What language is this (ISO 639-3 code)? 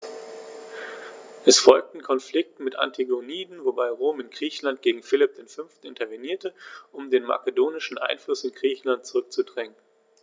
deu